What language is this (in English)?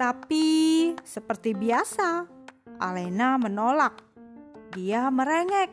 Indonesian